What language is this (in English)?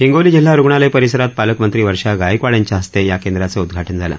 Marathi